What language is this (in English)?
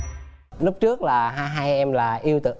Vietnamese